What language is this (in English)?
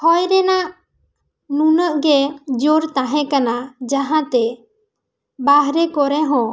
Santali